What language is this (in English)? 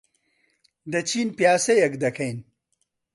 Central Kurdish